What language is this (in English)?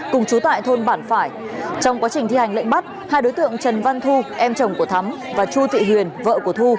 Vietnamese